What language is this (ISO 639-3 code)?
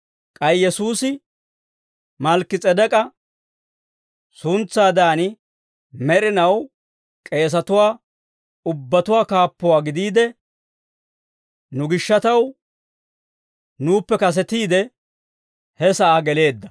dwr